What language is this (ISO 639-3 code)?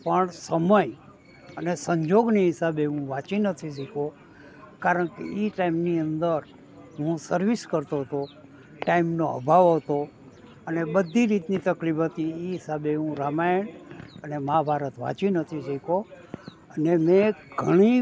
guj